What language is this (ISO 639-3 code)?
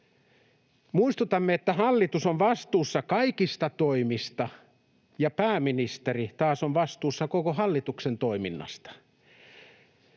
fin